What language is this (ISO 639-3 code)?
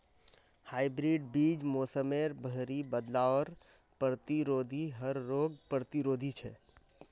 mag